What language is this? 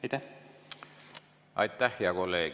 Estonian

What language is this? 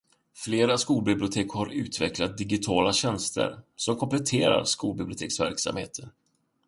Swedish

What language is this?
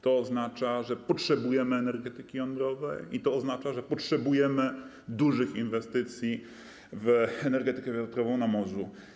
Polish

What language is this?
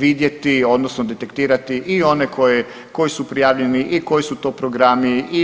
Croatian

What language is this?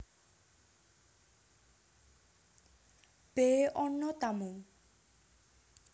Javanese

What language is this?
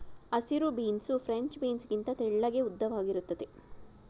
Kannada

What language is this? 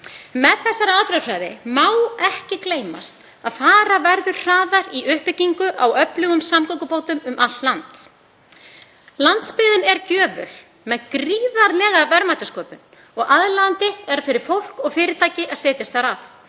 Icelandic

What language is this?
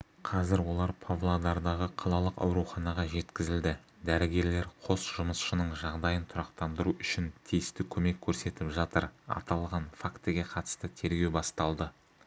Kazakh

